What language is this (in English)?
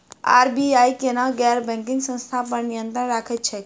Maithili